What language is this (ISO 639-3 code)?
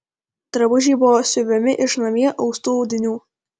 lit